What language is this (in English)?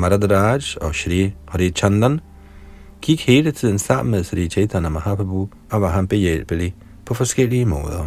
Danish